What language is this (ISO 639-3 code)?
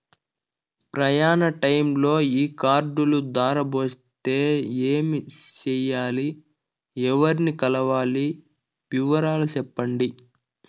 tel